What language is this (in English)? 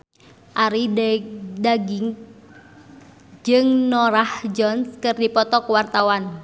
Sundanese